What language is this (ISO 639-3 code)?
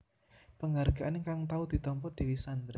jav